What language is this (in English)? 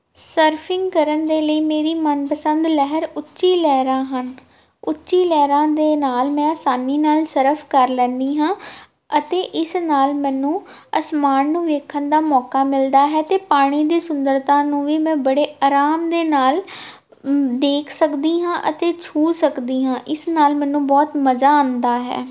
Punjabi